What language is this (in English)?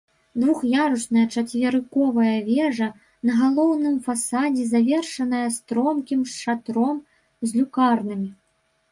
Belarusian